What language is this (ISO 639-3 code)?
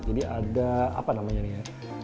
ind